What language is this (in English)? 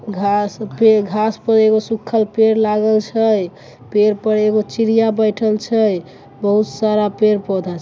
Maithili